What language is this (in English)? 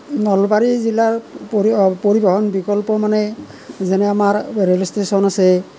Assamese